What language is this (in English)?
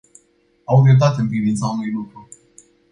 Romanian